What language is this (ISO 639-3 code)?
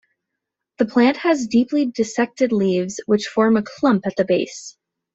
eng